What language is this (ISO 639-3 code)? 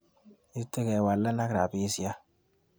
kln